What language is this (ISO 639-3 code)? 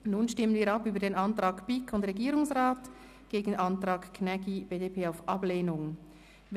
gsw